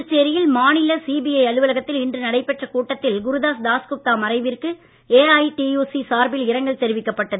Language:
Tamil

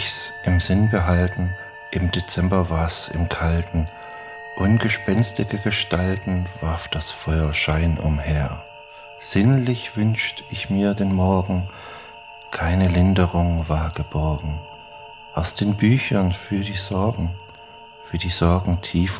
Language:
German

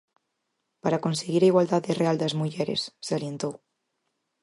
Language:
Galician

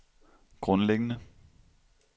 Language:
Danish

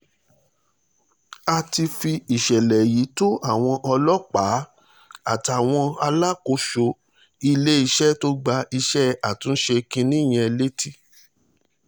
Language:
Yoruba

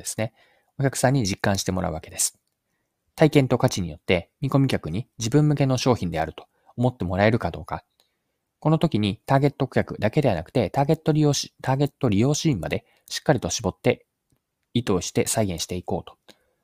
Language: Japanese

